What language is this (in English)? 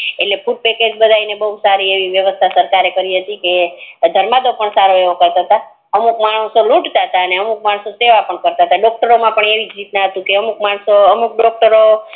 Gujarati